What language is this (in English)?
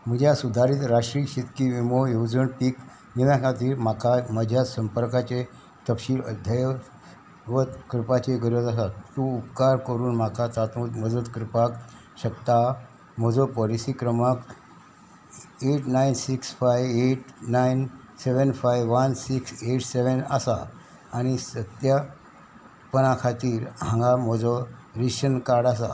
Konkani